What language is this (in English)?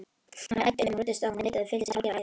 Icelandic